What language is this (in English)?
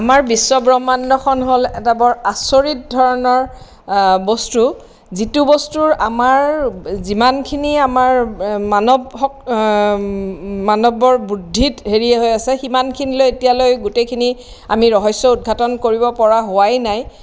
Assamese